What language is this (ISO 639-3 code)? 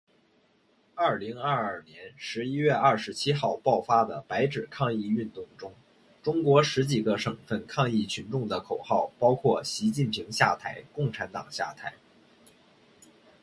zho